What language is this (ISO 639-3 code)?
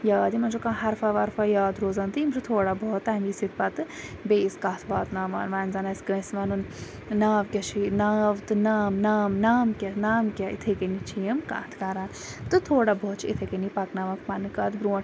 kas